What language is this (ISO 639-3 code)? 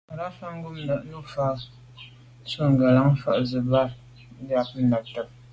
byv